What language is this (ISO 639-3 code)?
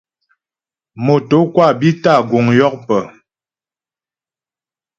bbj